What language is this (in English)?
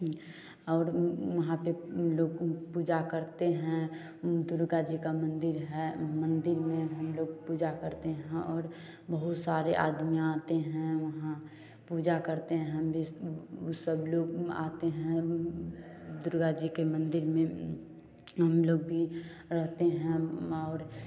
Hindi